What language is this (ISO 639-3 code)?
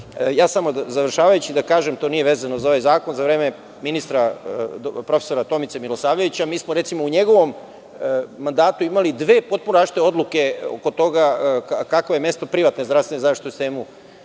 srp